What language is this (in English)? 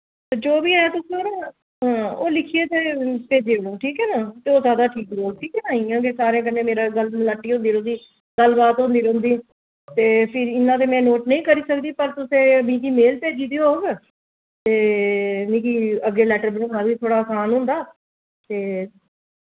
Dogri